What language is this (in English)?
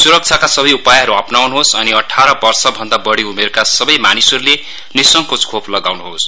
Nepali